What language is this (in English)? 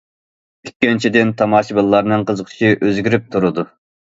Uyghur